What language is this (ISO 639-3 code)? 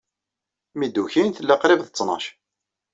kab